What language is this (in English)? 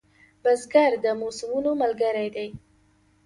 Pashto